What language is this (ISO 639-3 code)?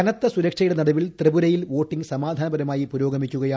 mal